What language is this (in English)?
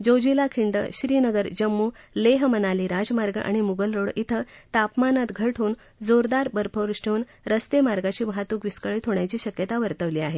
Marathi